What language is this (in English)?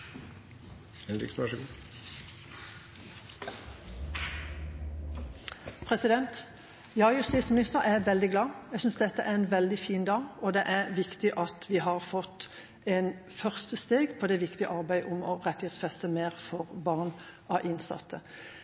Norwegian Bokmål